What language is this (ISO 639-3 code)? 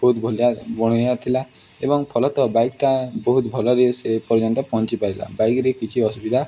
ori